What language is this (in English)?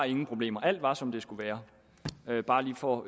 Danish